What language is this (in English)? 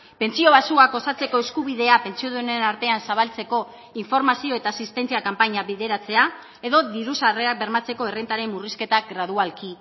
Basque